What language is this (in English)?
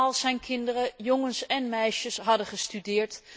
Dutch